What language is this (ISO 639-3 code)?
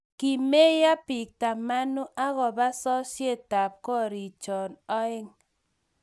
kln